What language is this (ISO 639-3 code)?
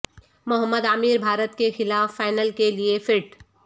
urd